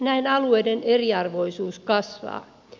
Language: Finnish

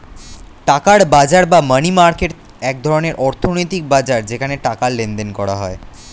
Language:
Bangla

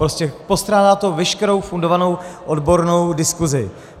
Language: Czech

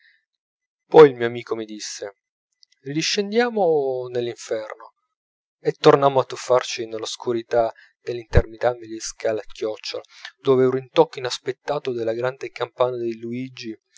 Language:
Italian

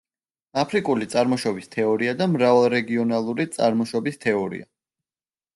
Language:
Georgian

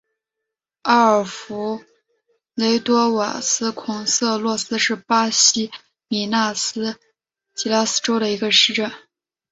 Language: Chinese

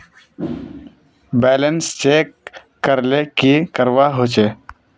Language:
Magahi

